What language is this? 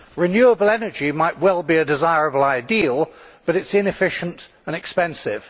English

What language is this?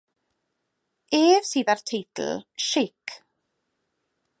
Welsh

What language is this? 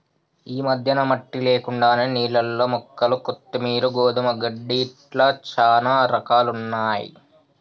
Telugu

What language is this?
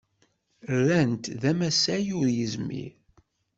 Kabyle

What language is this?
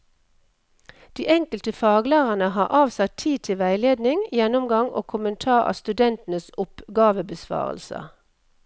Norwegian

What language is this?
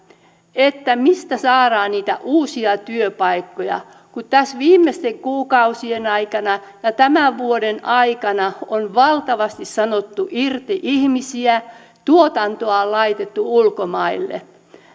Finnish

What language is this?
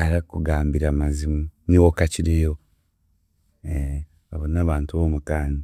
Chiga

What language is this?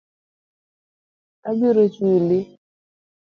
Luo (Kenya and Tanzania)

